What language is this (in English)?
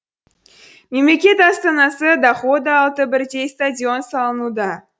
Kazakh